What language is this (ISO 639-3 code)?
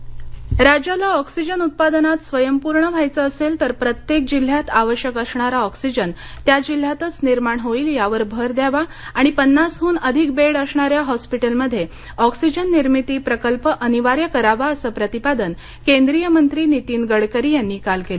mar